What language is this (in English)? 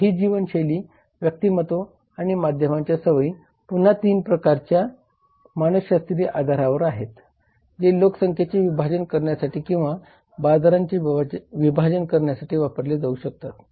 Marathi